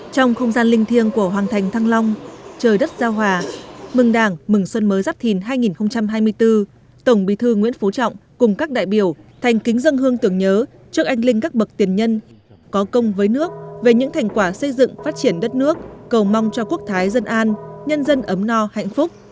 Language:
Vietnamese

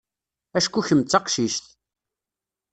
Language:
Kabyle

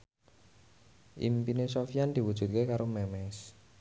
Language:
Javanese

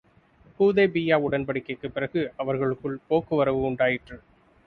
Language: Tamil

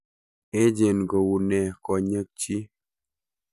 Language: Kalenjin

